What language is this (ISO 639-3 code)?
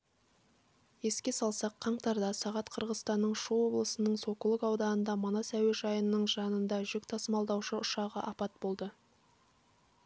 kaz